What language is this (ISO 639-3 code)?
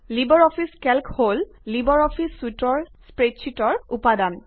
asm